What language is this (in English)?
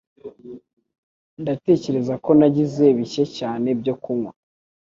Kinyarwanda